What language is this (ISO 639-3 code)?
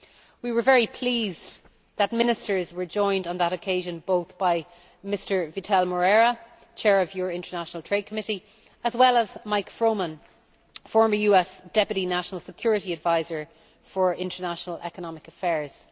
eng